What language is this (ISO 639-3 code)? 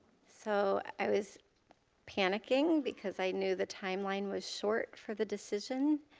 eng